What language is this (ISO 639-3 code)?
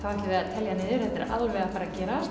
isl